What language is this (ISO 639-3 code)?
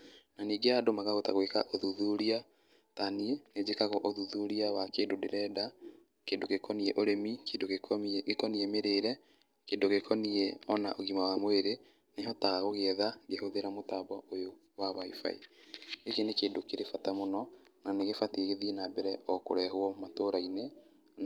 kik